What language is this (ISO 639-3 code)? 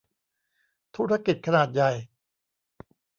tha